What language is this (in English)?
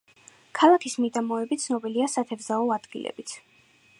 Georgian